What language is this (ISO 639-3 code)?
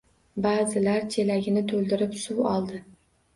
uzb